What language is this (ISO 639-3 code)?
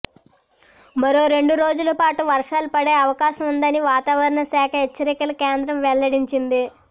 tel